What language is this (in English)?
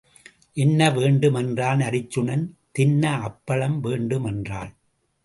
Tamil